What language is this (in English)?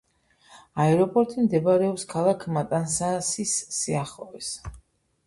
Georgian